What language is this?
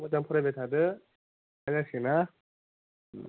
Bodo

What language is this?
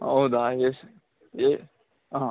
Kannada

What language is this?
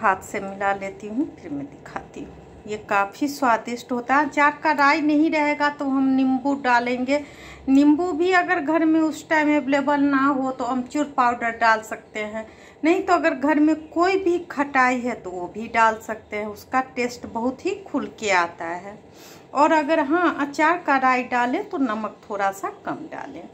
Hindi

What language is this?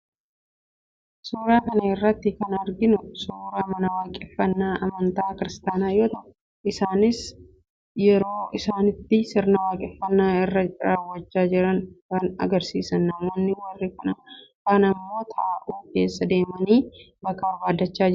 Oromo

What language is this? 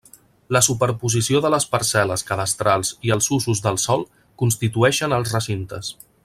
Catalan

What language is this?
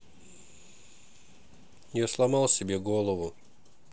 Russian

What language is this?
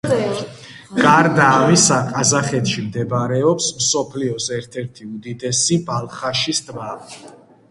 Georgian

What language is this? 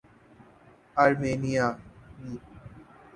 Urdu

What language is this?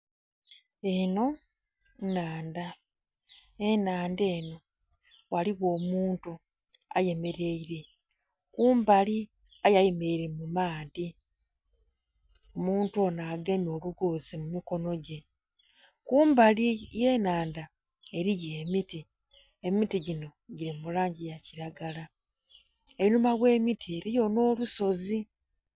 Soga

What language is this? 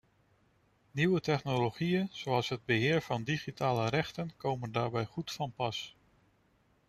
Dutch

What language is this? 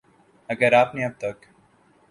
Urdu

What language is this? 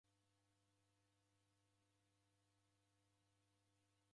Taita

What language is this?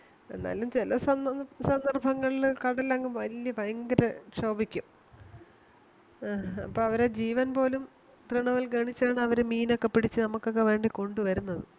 Malayalam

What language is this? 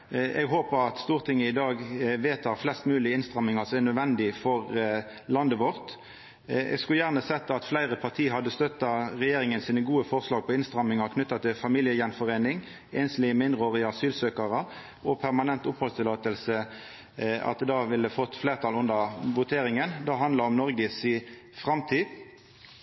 Norwegian Nynorsk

